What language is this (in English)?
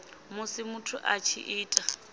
Venda